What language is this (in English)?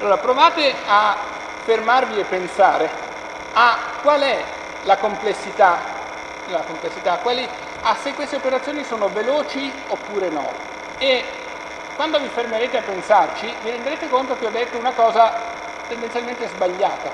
Italian